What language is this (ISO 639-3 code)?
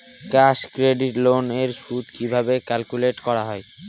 ben